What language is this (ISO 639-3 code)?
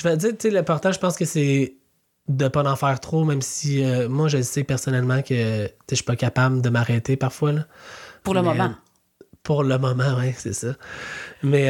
fra